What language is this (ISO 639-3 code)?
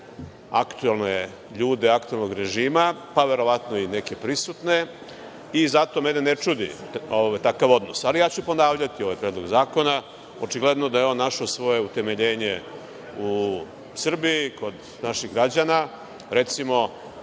srp